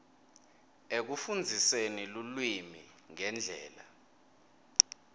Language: Swati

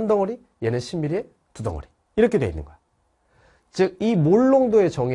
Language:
Korean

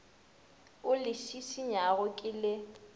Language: Northern Sotho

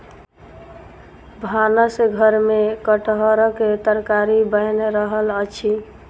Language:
Maithili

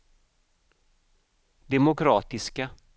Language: Swedish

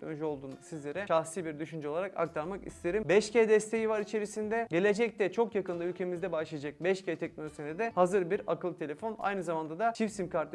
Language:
Turkish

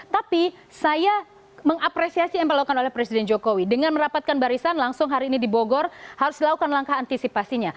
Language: Indonesian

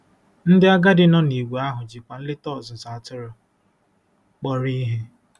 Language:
Igbo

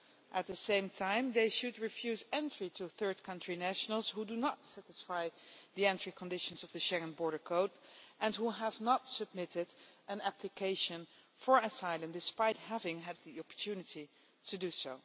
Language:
English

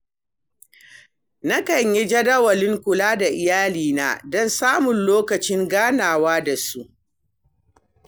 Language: Hausa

